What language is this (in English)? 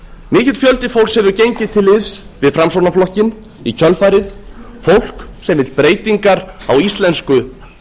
Icelandic